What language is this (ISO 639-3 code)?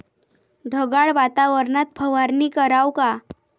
mar